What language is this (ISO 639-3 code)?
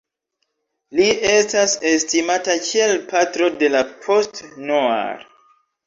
epo